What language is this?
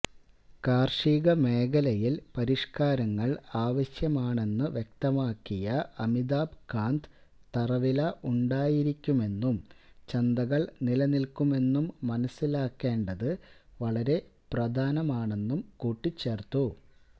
Malayalam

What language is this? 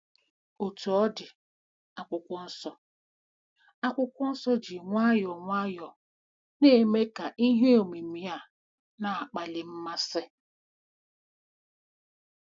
Igbo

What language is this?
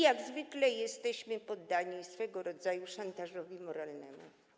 Polish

